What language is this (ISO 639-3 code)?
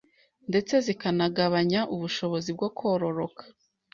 kin